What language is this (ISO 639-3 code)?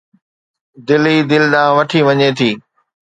snd